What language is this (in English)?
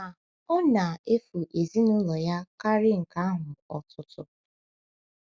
Igbo